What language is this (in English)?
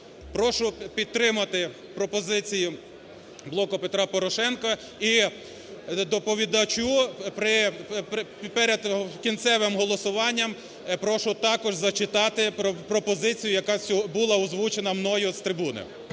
Ukrainian